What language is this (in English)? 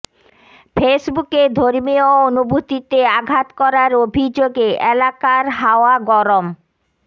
Bangla